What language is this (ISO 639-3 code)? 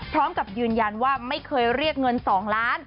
tha